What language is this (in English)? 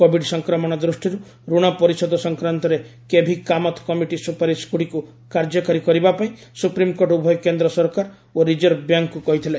Odia